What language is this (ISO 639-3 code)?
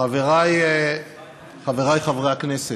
heb